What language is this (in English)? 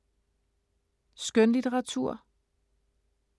Danish